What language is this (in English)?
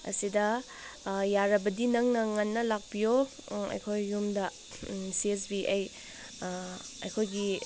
Manipuri